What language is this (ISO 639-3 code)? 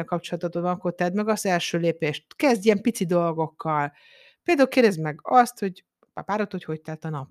hun